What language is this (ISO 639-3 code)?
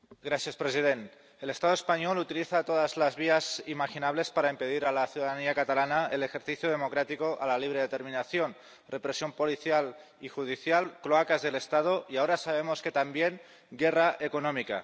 spa